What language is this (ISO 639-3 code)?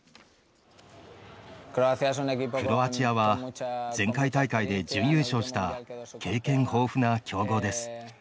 jpn